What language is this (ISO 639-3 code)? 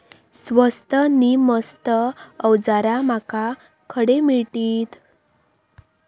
mar